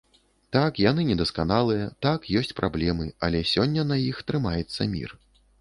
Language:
Belarusian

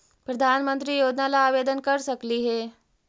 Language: Magahi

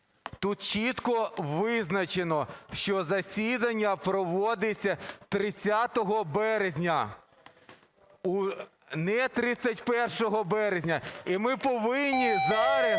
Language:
Ukrainian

